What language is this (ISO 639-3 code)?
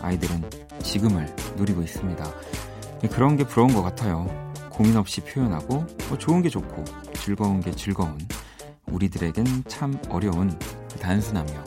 kor